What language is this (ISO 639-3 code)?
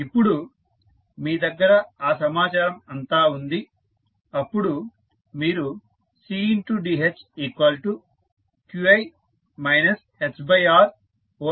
tel